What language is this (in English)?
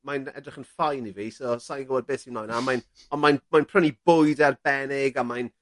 Welsh